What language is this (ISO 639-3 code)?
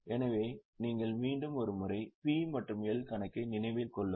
tam